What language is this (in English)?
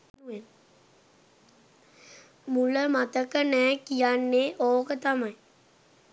Sinhala